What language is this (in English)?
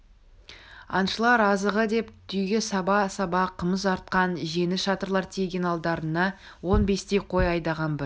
Kazakh